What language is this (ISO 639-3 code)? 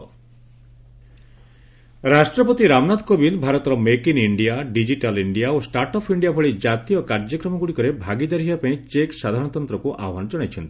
ori